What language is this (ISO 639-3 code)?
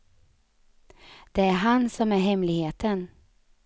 swe